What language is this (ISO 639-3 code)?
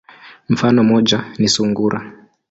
swa